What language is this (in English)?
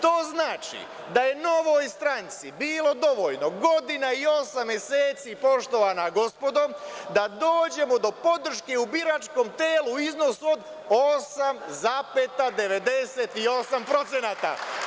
Serbian